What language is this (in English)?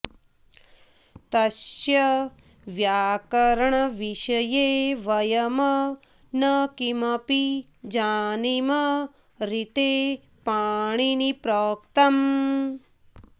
Sanskrit